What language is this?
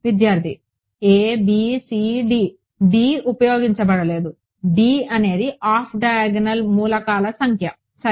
Telugu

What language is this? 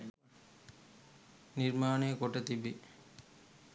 Sinhala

